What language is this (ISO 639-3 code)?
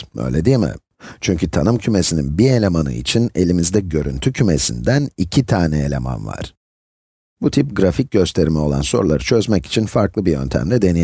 tur